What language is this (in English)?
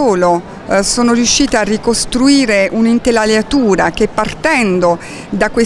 Italian